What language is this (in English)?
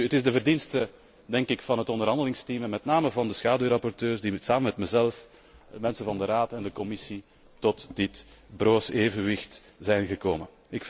Dutch